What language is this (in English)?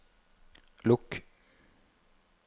Norwegian